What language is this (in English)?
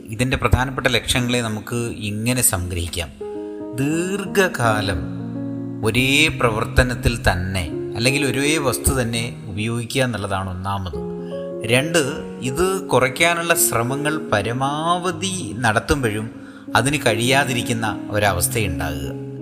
Malayalam